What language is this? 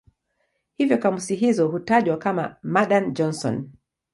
Swahili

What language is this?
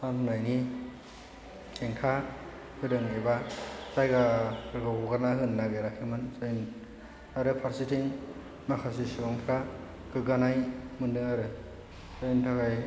Bodo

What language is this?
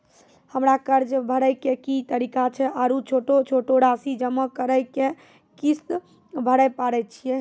Maithili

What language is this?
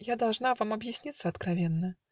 Russian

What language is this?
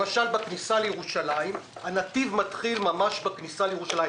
Hebrew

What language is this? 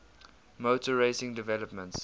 English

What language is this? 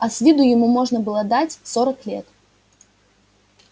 Russian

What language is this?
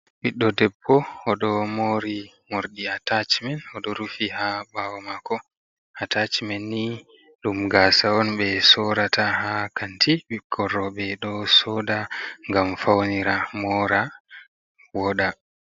Fula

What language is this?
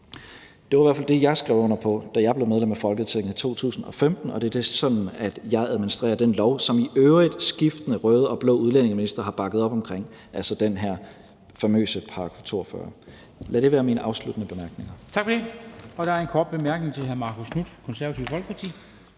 Danish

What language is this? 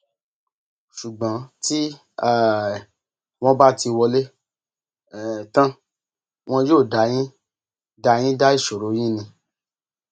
Yoruba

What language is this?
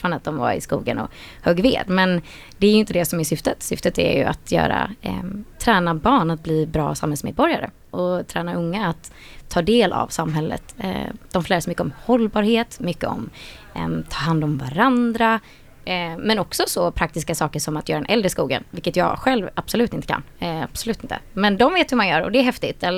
Swedish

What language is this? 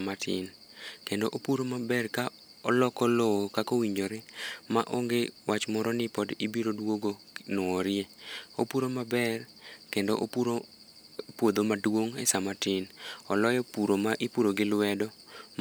Luo (Kenya and Tanzania)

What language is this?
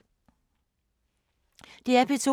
Danish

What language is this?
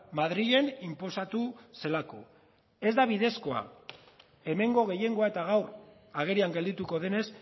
Basque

